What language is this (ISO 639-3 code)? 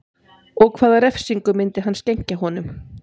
isl